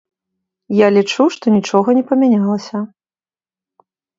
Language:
Belarusian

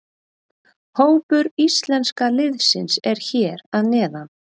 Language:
Icelandic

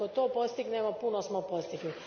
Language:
Croatian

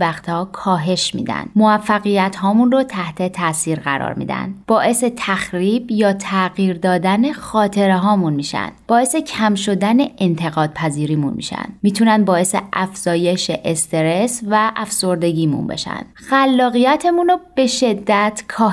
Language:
Persian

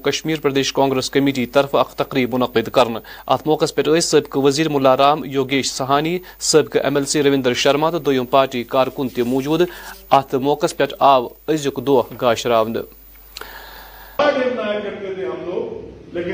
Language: Urdu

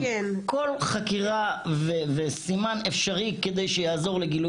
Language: Hebrew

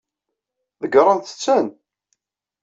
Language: Kabyle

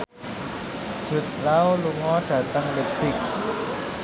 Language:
Javanese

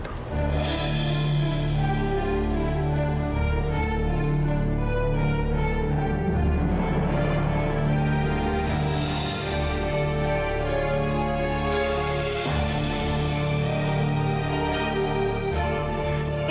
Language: Indonesian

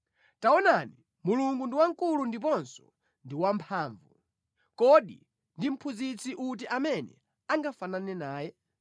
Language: Nyanja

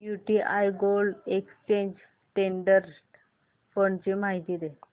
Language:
Marathi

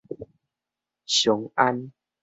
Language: Min Nan Chinese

